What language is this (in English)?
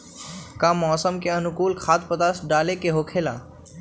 Magahi